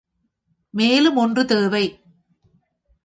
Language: Tamil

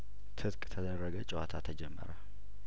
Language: Amharic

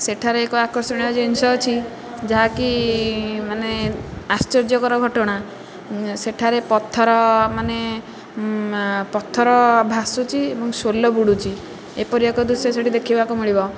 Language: Odia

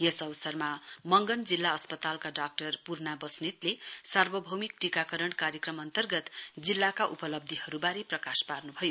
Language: Nepali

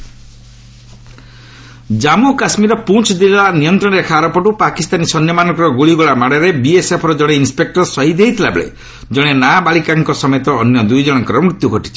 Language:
Odia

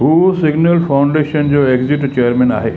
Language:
Sindhi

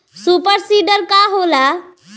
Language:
Bhojpuri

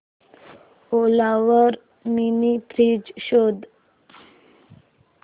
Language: Marathi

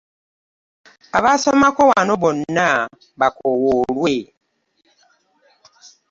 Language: Ganda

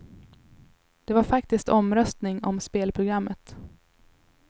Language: Swedish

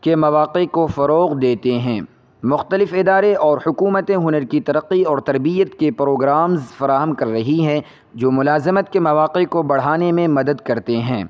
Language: Urdu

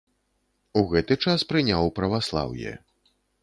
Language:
Belarusian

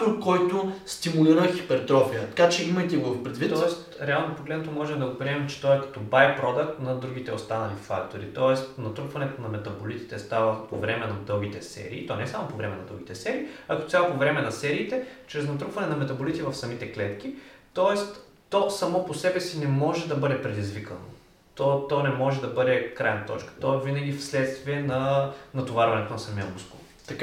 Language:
Bulgarian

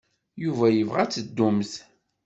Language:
Kabyle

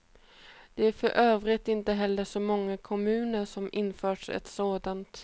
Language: Swedish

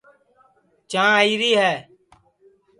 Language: Sansi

